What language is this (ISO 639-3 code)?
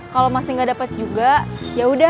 ind